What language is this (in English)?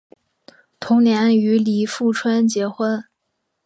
Chinese